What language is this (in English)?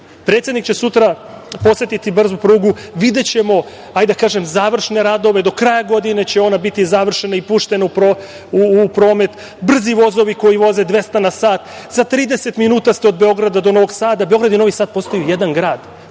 Serbian